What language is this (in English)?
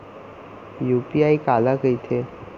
Chhattisgarhi